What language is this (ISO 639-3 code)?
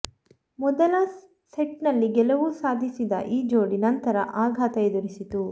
kan